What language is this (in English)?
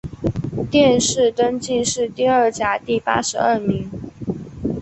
Chinese